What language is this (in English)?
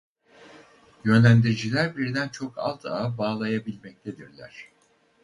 Turkish